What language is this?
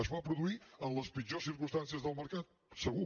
Catalan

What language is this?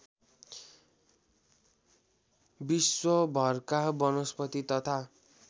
Nepali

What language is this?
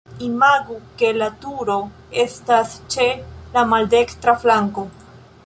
Esperanto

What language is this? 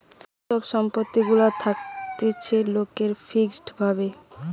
Bangla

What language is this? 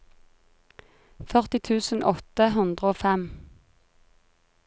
Norwegian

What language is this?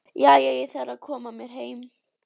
Icelandic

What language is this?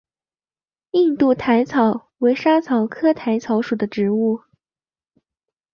Chinese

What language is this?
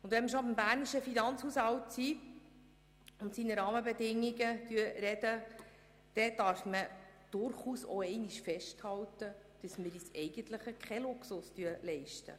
Swiss German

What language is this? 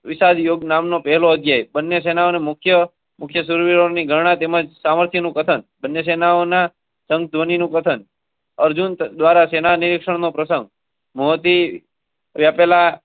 Gujarati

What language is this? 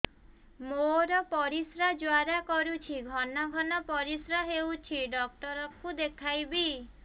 Odia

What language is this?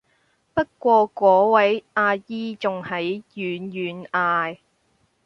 Cantonese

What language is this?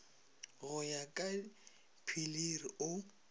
Northern Sotho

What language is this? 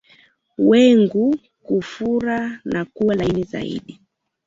Swahili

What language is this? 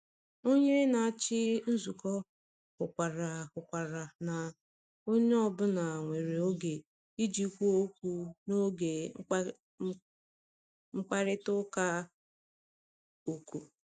Igbo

